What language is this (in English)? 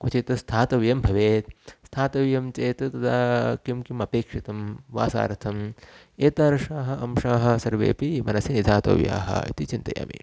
Sanskrit